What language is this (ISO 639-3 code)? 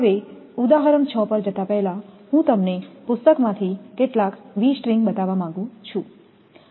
guj